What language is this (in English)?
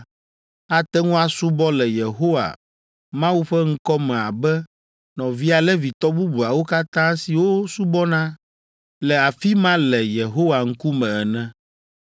Ewe